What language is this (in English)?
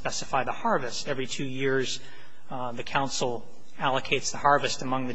English